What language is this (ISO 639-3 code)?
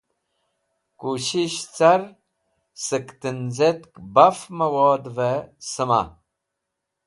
wbl